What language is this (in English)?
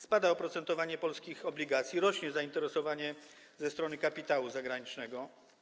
Polish